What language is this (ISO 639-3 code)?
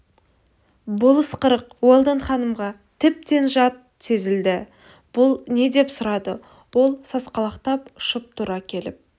kaz